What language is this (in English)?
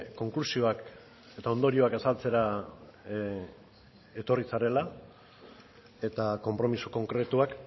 Basque